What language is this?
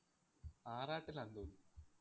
Malayalam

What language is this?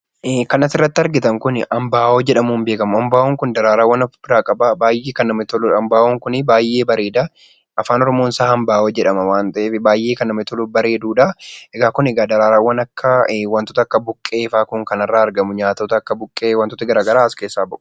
Oromo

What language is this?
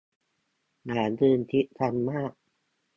Thai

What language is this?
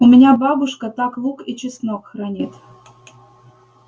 Russian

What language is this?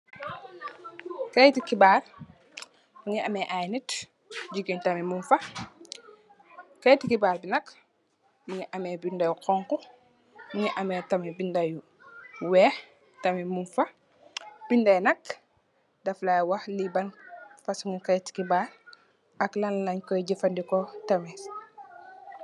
Wolof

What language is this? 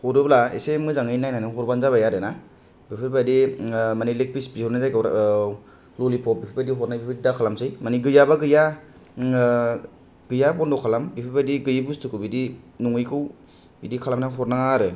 Bodo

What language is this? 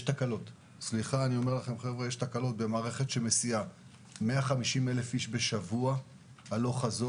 Hebrew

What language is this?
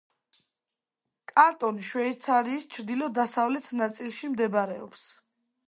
Georgian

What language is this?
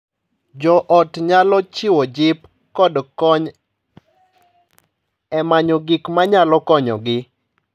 Luo (Kenya and Tanzania)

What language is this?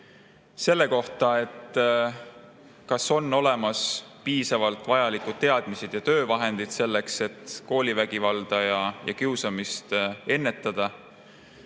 Estonian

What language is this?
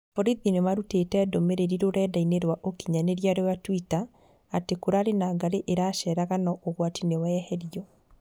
Kikuyu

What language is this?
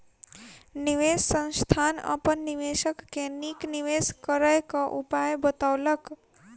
Maithili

